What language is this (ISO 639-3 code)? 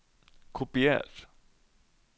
nor